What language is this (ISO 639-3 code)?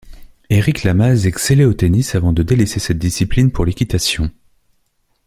fra